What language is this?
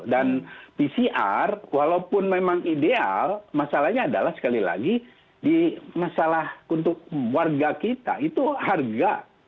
Indonesian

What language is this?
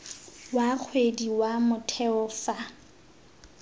Tswana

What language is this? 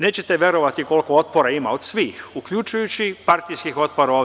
Serbian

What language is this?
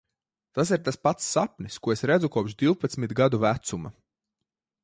Latvian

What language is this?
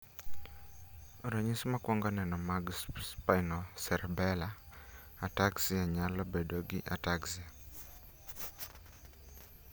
Luo (Kenya and Tanzania)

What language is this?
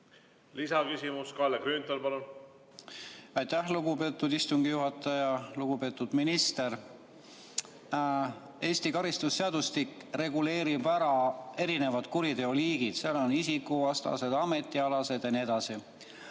Estonian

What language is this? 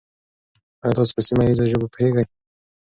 Pashto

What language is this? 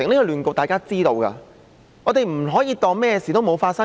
Cantonese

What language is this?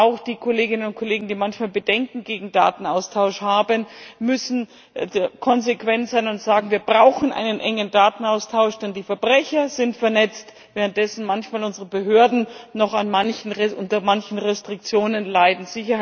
German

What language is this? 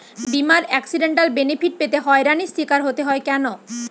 Bangla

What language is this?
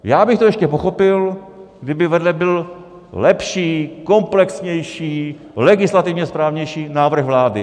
Czech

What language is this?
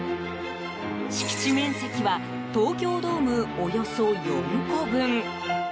Japanese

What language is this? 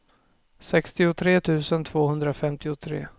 Swedish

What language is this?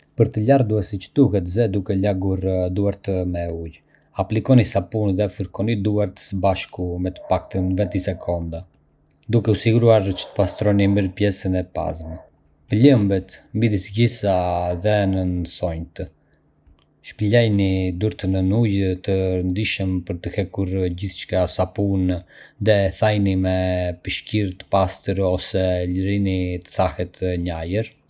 Arbëreshë Albanian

